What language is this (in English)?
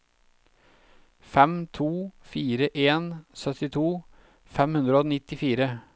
Norwegian